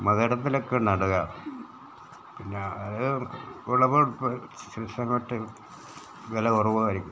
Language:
Malayalam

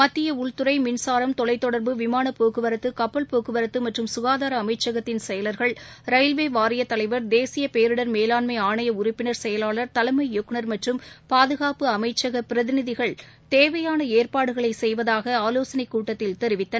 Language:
Tamil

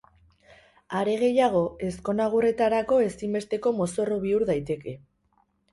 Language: Basque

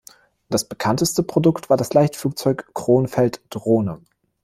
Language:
German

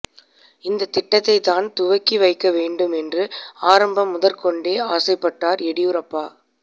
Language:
Tamil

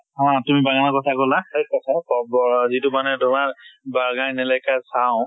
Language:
Assamese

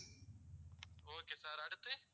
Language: Tamil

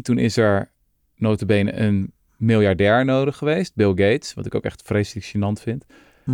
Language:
Dutch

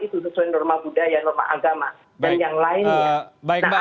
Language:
Indonesian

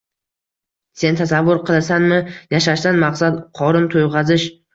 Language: Uzbek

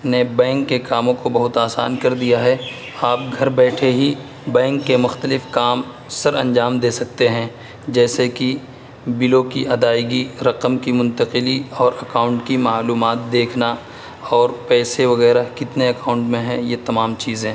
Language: Urdu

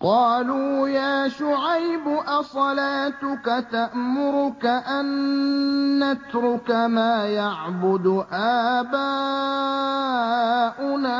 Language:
Arabic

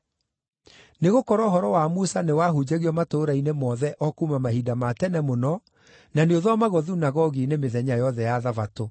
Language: Kikuyu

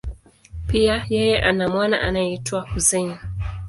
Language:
Swahili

